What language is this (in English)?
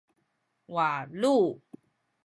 Sakizaya